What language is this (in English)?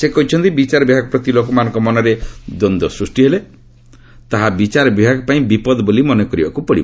Odia